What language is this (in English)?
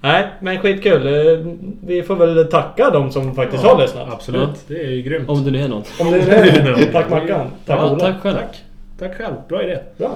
Swedish